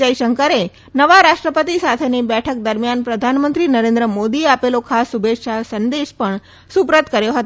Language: Gujarati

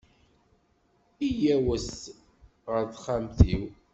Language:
Kabyle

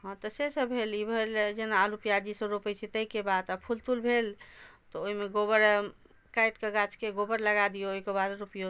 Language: Maithili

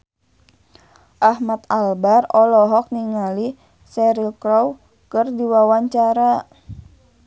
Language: Sundanese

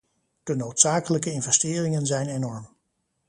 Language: Dutch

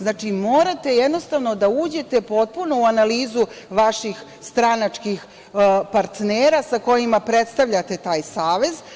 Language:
Serbian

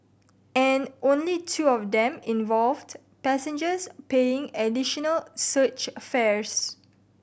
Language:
English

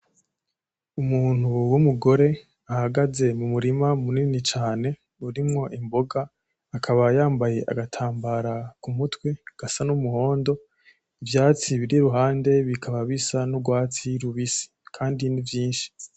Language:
Rundi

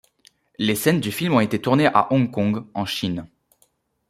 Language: French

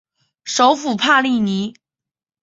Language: Chinese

